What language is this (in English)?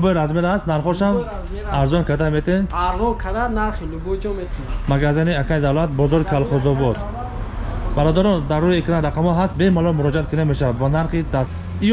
Turkish